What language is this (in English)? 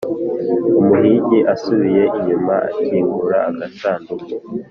Kinyarwanda